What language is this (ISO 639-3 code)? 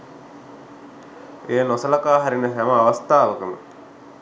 sin